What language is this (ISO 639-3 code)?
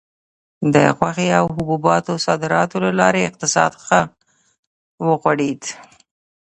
pus